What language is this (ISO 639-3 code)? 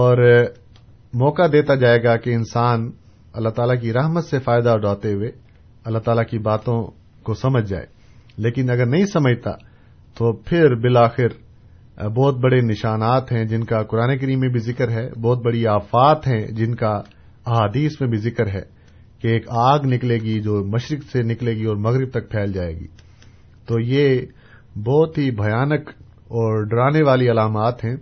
urd